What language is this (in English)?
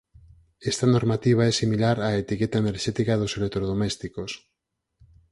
Galician